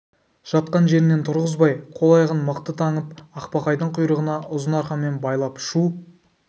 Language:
Kazakh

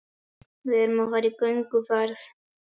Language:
Icelandic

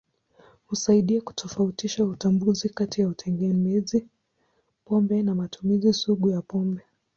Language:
Swahili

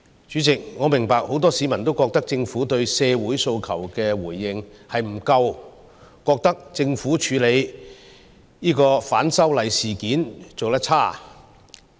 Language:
Cantonese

